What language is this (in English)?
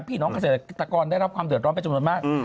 Thai